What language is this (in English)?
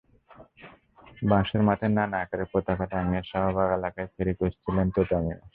Bangla